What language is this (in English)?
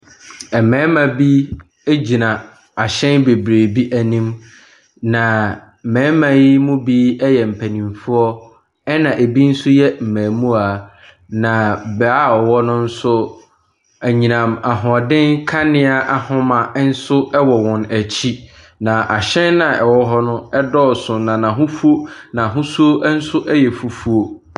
Akan